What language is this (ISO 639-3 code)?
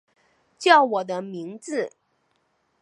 zho